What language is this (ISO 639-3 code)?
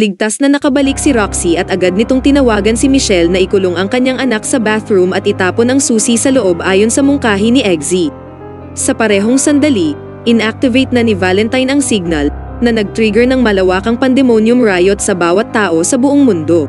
fil